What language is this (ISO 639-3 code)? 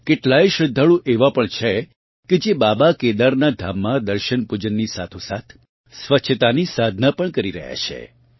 guj